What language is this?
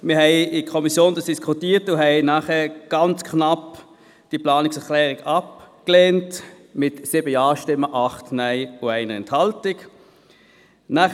Swiss German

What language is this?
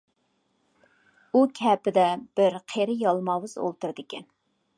Uyghur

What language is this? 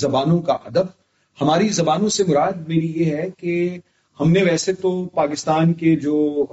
Urdu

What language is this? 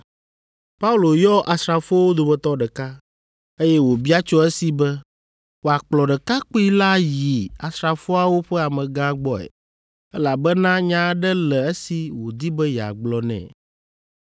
Ewe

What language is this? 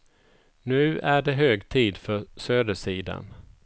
Swedish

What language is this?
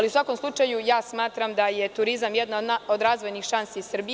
Serbian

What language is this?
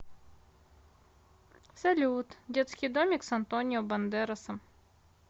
Russian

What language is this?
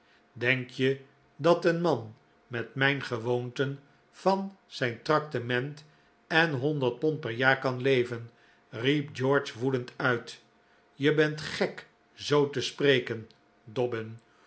Dutch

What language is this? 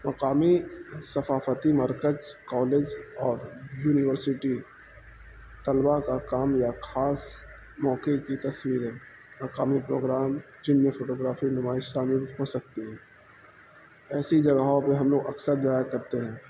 Urdu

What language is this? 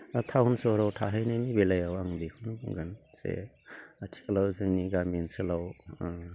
Bodo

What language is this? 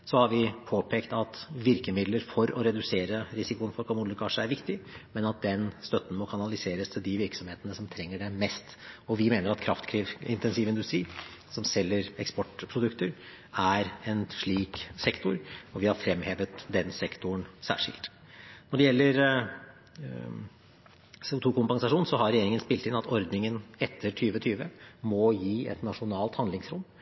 Norwegian Bokmål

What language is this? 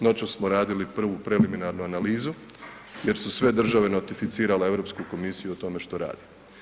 Croatian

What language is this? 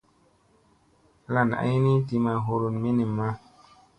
Musey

